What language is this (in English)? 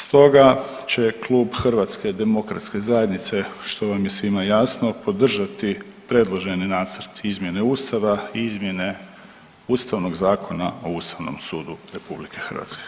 Croatian